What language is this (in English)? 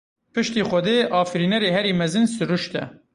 Kurdish